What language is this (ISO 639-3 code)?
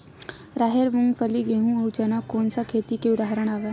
hne